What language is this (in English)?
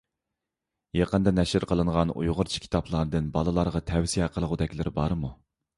Uyghur